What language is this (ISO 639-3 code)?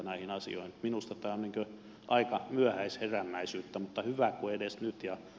fin